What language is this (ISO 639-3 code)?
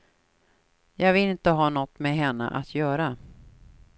swe